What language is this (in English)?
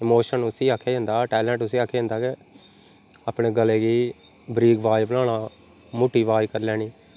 Dogri